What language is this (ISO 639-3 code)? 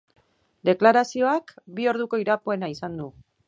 eus